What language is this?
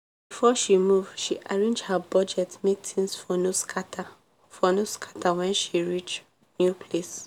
Nigerian Pidgin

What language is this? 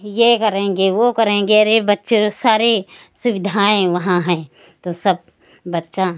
Hindi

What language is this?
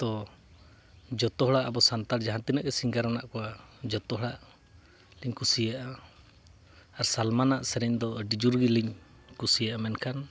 Santali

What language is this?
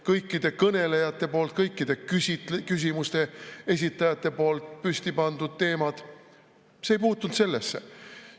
Estonian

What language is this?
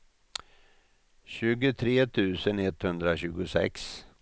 Swedish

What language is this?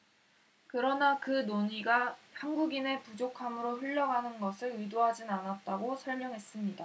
Korean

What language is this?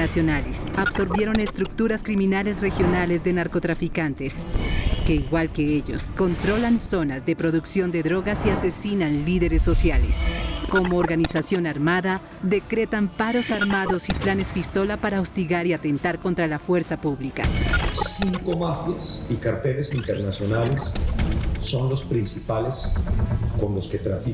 Spanish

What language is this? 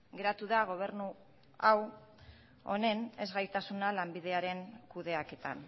Basque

